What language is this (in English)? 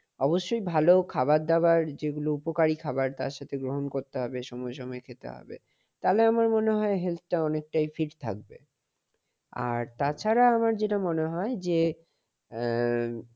Bangla